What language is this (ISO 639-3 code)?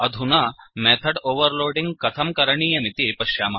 san